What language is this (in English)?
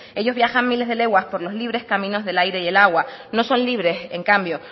Spanish